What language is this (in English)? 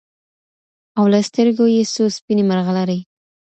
Pashto